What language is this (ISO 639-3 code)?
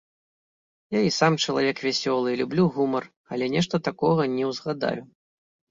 bel